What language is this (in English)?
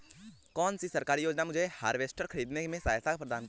Hindi